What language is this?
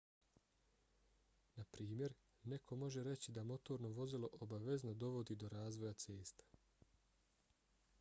Bosnian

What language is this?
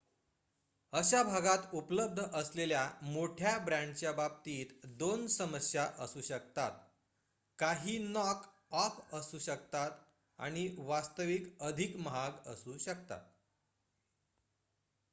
Marathi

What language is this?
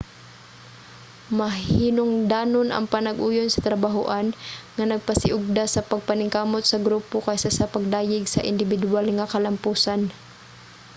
Cebuano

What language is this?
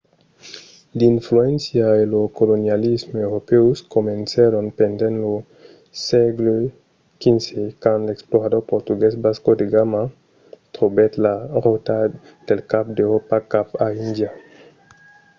Occitan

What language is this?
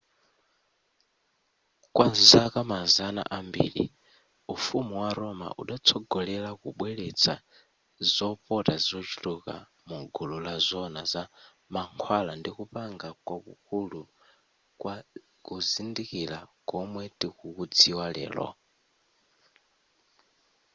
Nyanja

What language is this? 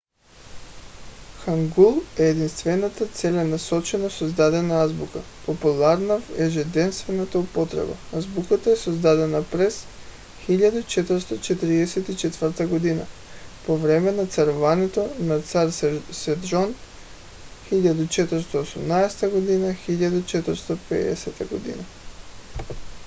Bulgarian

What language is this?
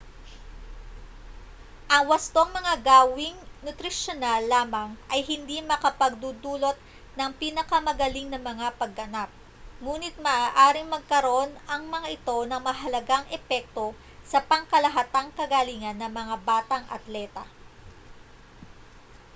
Filipino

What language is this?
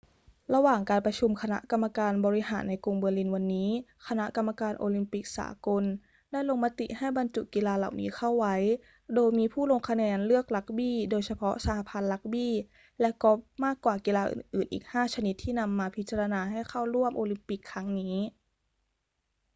Thai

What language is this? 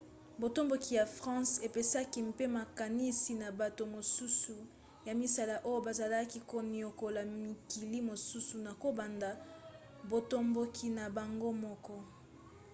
Lingala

